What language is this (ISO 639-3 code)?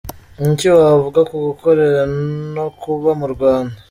kin